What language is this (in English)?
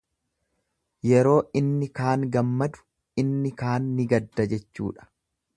Oromo